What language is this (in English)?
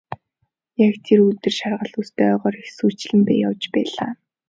Mongolian